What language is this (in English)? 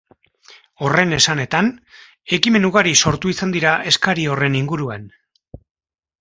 Basque